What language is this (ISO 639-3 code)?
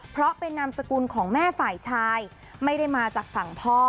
tha